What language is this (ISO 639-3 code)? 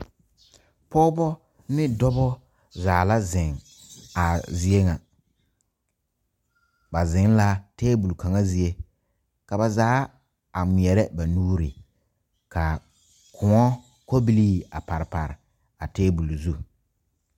dga